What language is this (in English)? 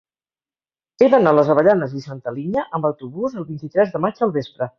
Catalan